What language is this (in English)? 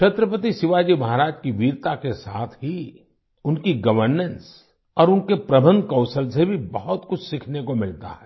Hindi